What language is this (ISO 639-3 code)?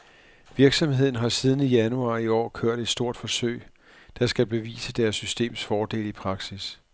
dan